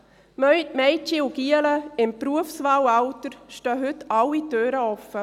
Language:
Swiss German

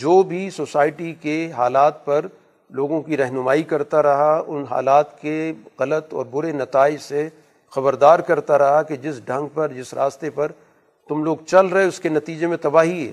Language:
Urdu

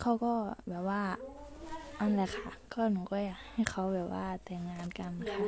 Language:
Thai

